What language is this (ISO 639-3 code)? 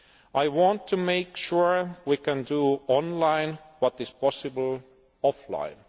eng